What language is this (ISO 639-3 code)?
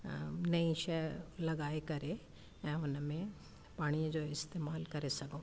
snd